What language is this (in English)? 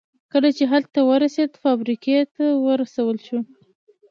Pashto